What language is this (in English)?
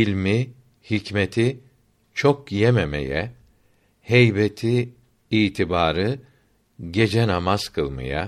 Turkish